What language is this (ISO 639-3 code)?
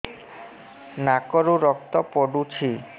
ori